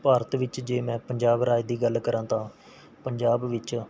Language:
Punjabi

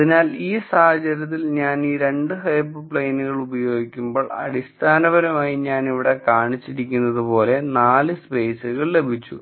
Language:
Malayalam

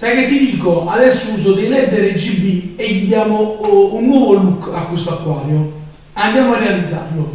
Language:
Italian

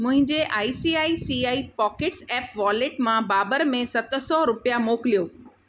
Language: Sindhi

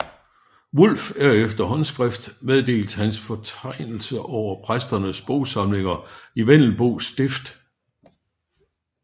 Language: Danish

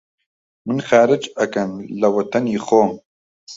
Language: Central Kurdish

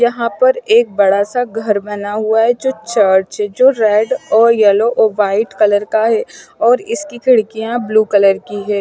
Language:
Hindi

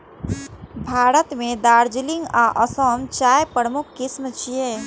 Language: Maithili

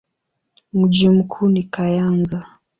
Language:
Swahili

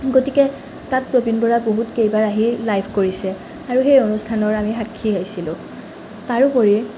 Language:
Assamese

